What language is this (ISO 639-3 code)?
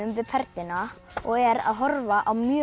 isl